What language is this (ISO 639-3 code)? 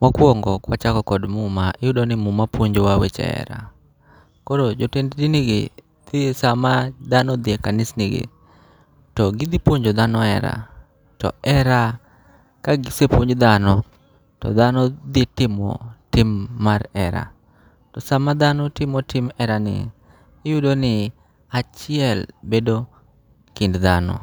luo